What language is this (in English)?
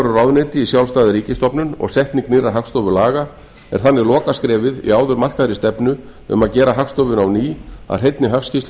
Icelandic